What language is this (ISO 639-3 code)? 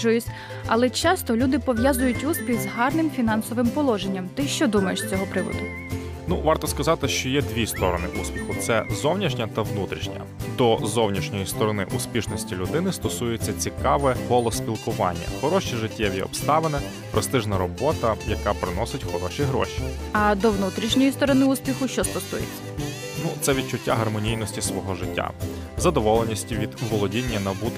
ukr